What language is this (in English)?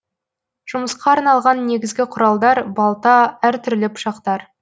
Kazakh